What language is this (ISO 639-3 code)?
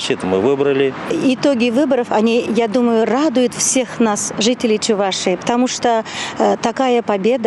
rus